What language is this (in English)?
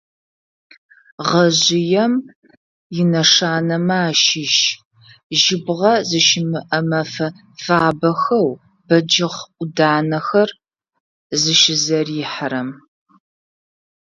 Adyghe